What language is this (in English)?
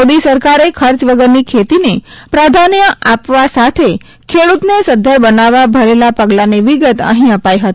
Gujarati